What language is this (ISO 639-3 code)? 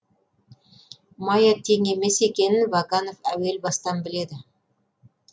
kaz